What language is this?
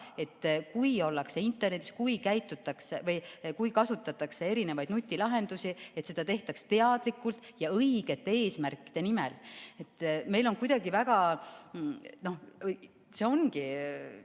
Estonian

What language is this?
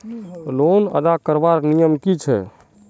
Magahi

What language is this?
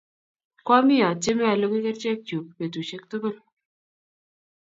Kalenjin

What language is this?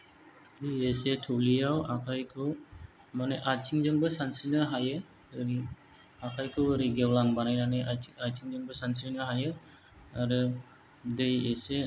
Bodo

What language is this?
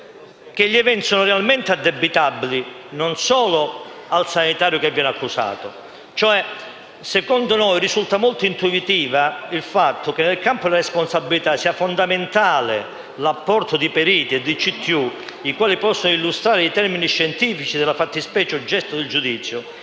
Italian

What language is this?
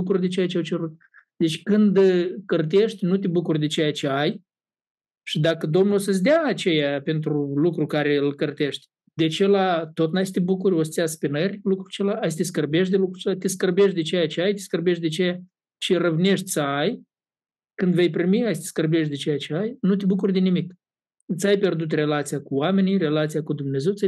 Romanian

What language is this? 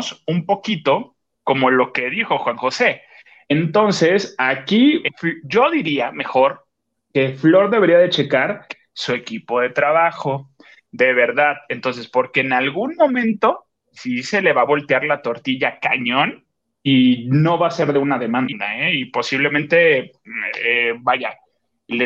Spanish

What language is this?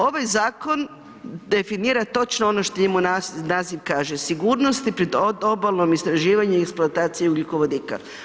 Croatian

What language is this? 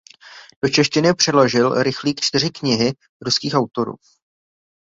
Czech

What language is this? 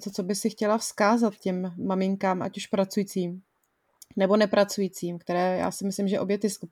Czech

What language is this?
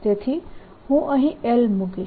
Gujarati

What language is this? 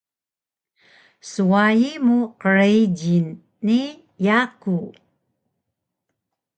Taroko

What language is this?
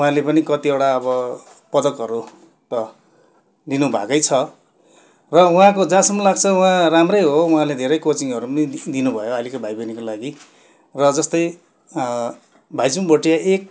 Nepali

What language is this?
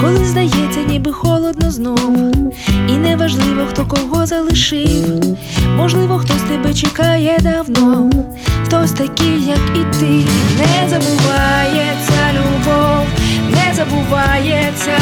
Ukrainian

